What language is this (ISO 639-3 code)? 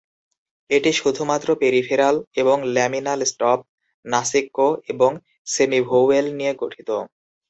ben